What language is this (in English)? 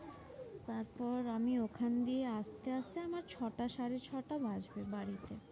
Bangla